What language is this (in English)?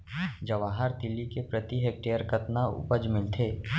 Chhattisgarhi